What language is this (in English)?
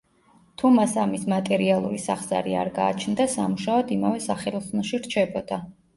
Georgian